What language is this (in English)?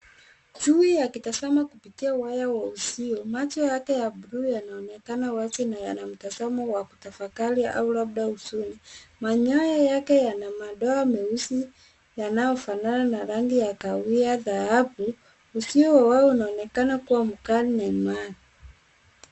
Swahili